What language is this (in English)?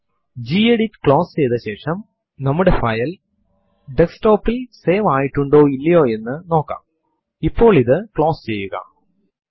Malayalam